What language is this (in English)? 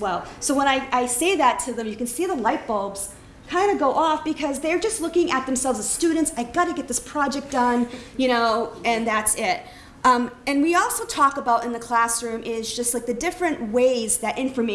English